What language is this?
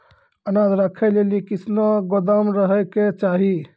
Maithili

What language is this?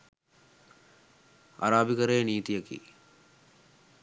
Sinhala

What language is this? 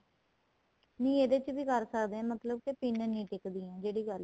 Punjabi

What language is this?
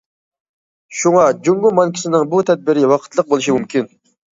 Uyghur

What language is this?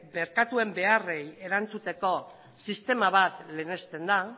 Basque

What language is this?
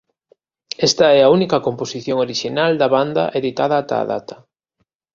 Galician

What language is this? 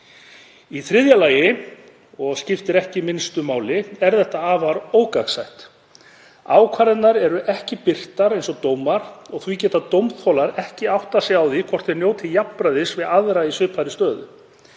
Icelandic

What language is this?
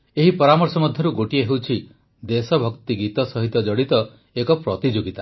Odia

